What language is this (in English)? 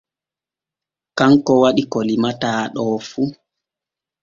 Borgu Fulfulde